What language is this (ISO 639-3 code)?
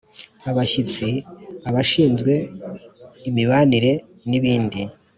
kin